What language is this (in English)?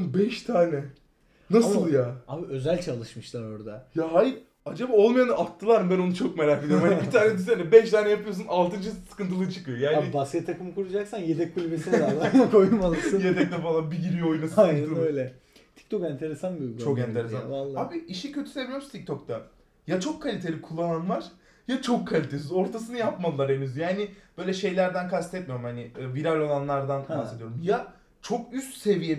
Turkish